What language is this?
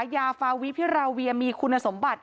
Thai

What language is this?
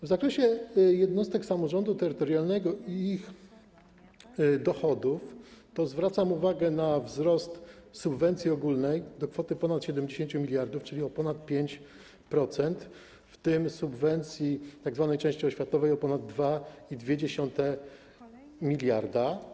Polish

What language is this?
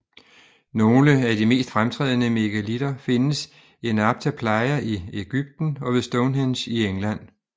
Danish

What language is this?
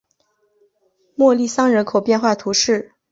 Chinese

